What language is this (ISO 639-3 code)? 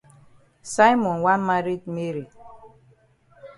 wes